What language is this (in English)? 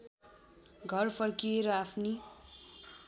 Nepali